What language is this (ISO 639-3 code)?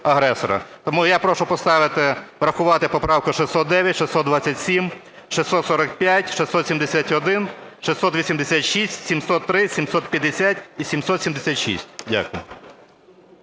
ukr